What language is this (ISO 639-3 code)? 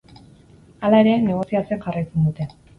eus